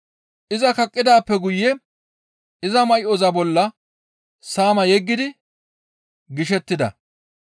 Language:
Gamo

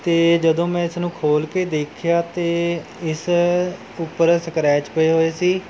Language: Punjabi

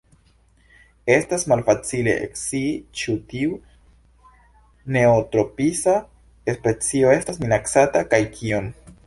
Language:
Esperanto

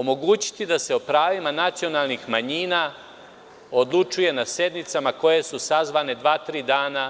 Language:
Serbian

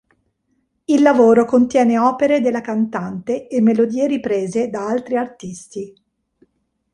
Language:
Italian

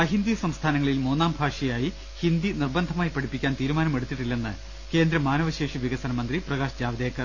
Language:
Malayalam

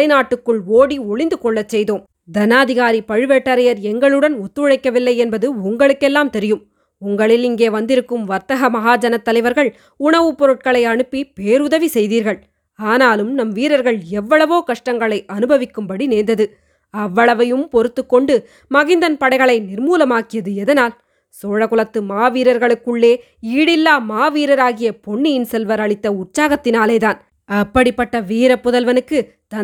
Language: Tamil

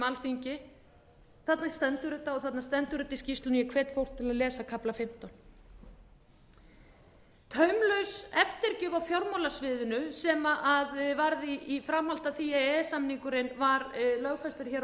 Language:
Icelandic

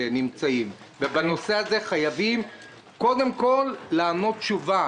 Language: Hebrew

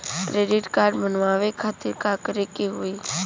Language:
Bhojpuri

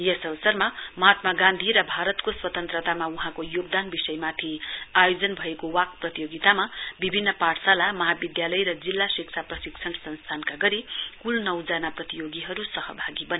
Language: Nepali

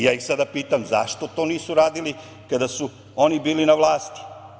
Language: Serbian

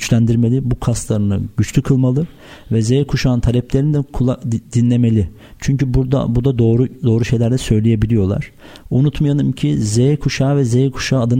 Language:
Turkish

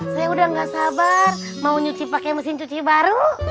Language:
Indonesian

